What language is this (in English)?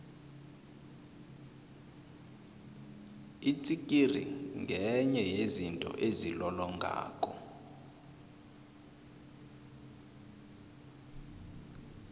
South Ndebele